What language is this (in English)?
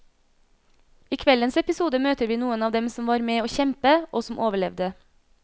Norwegian